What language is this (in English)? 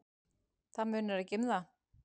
Icelandic